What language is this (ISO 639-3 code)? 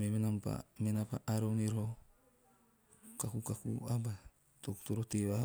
tio